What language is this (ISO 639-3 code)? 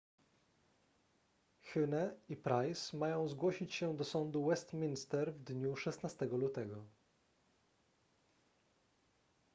pol